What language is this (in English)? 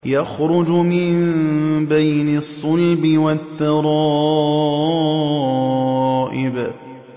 Arabic